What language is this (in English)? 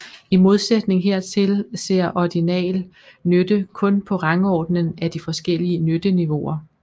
Danish